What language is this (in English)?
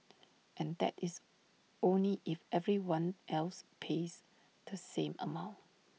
English